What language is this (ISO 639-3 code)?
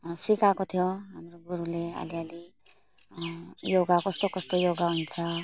nep